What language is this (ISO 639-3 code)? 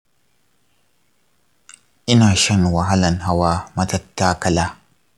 hau